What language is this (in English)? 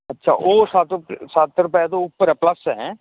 Punjabi